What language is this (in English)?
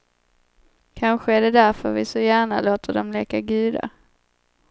Swedish